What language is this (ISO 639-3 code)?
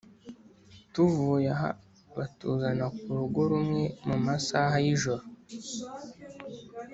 kin